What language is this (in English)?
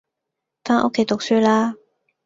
Cantonese